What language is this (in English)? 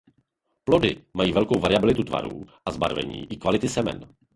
Czech